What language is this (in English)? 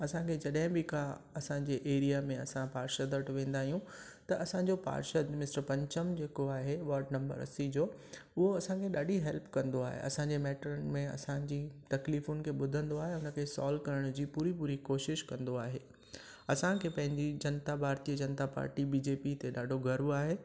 Sindhi